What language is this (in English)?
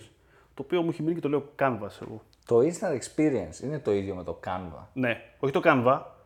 Greek